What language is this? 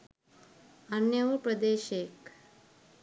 Sinhala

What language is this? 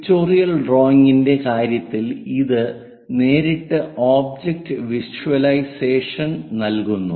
Malayalam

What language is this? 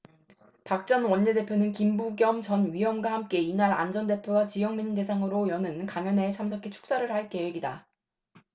Korean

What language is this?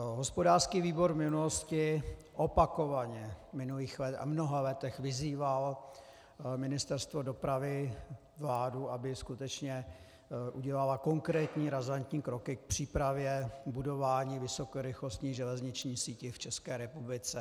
Czech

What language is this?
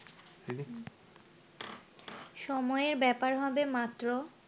Bangla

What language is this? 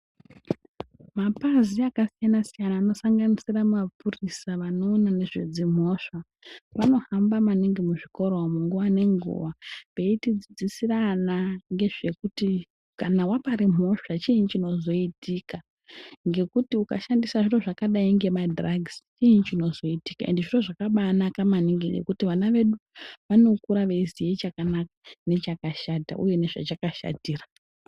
Ndau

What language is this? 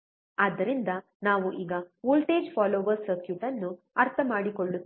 Kannada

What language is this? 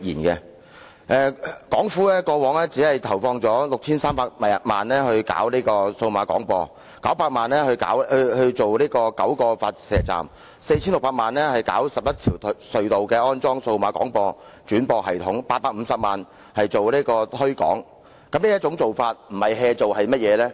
Cantonese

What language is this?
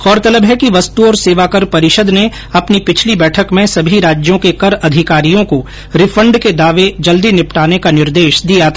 Hindi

